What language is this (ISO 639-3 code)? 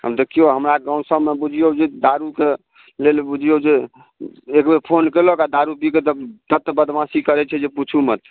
mai